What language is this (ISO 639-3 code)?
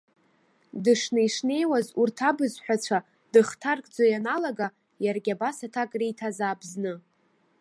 abk